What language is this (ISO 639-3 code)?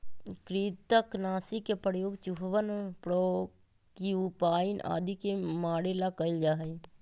mag